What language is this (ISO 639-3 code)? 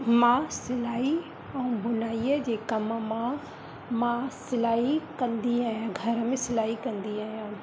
snd